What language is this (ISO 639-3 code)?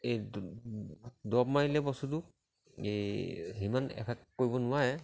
asm